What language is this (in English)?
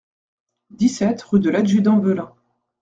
French